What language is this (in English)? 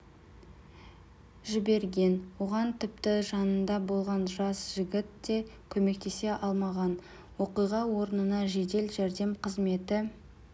Kazakh